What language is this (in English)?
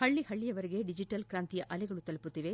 Kannada